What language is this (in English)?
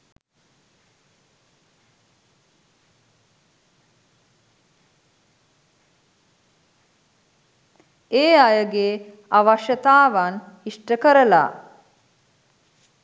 Sinhala